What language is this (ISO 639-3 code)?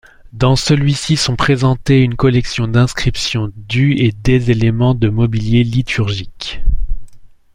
fra